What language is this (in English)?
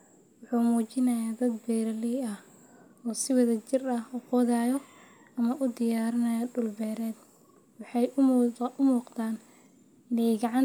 Somali